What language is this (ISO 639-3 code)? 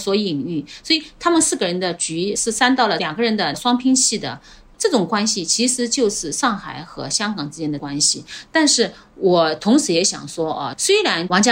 zho